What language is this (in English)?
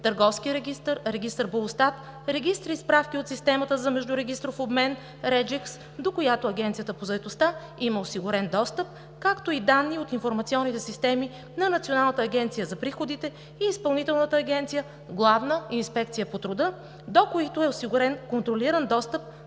Bulgarian